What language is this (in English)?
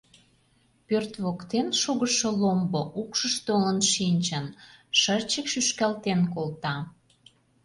Mari